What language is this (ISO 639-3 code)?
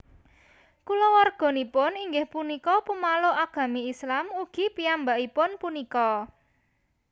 jav